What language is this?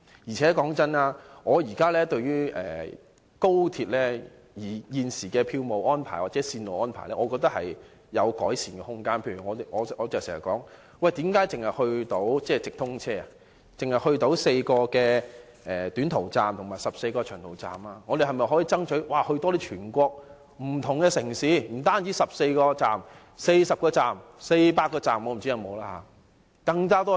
Cantonese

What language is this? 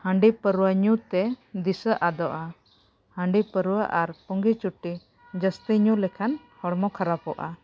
Santali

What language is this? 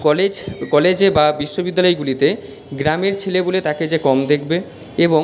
Bangla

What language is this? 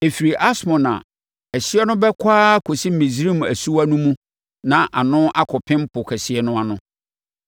Akan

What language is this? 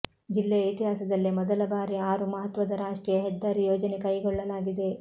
Kannada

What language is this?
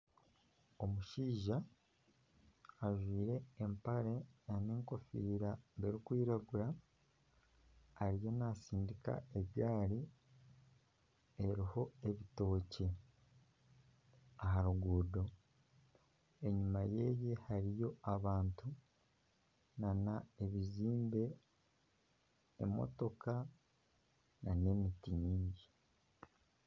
Nyankole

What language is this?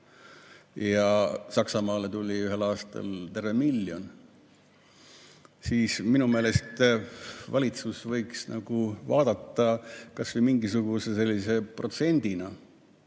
Estonian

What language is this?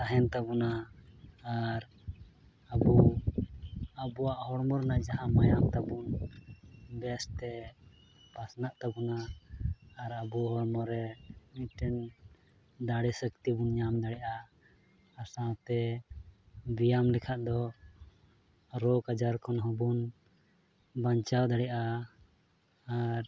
Santali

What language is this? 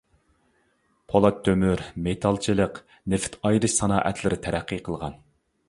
Uyghur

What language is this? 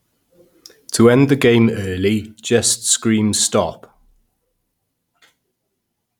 English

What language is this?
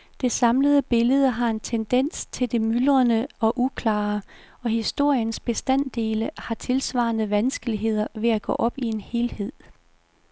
Danish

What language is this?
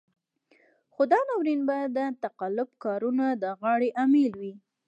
Pashto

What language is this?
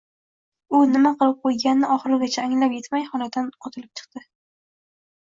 Uzbek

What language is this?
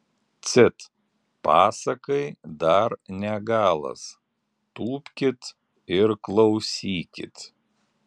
Lithuanian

